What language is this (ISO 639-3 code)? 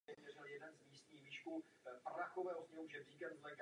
ces